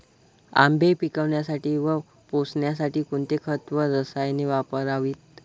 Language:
Marathi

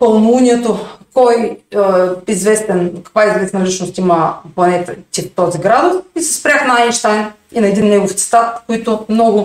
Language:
Bulgarian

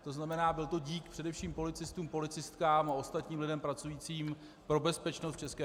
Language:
Czech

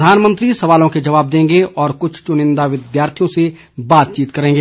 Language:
Hindi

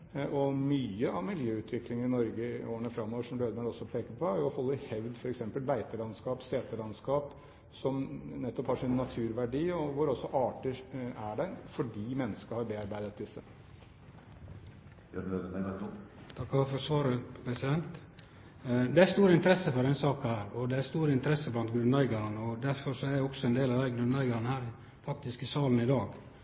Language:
Norwegian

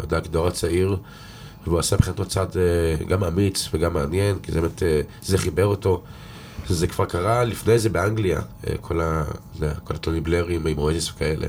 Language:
Hebrew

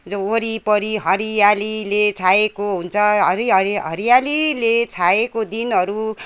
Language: Nepali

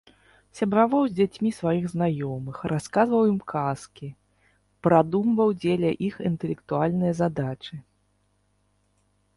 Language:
Belarusian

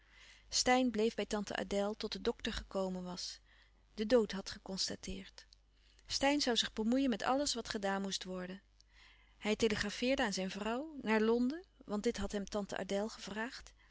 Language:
Dutch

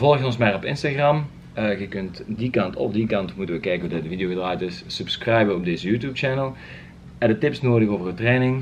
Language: Dutch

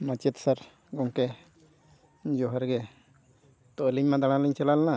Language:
Santali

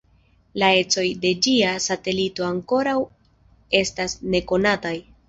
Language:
Esperanto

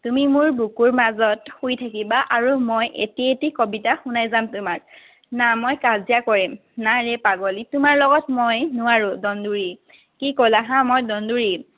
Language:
Assamese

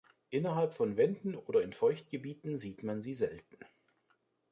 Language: German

